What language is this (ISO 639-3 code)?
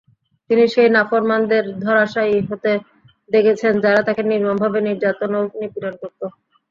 ben